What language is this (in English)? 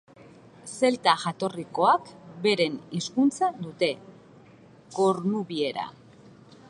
Basque